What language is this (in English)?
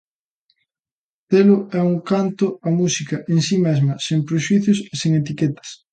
Galician